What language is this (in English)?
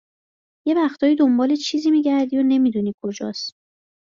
Persian